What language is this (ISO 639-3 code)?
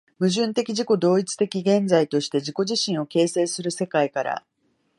jpn